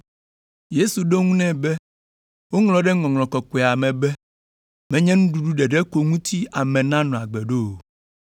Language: Ewe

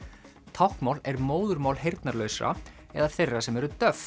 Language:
Icelandic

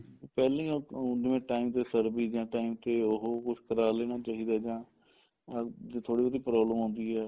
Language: Punjabi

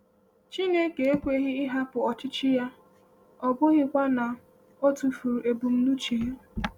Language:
Igbo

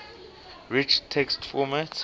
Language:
English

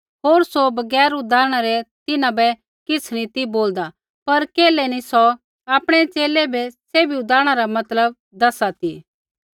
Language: Kullu Pahari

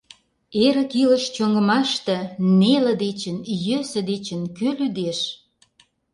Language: Mari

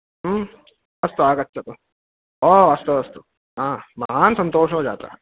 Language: Sanskrit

